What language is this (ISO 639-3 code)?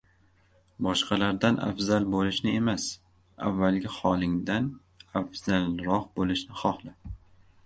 uzb